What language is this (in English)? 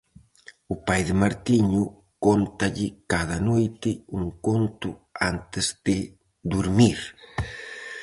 Galician